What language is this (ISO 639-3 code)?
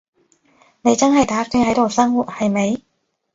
yue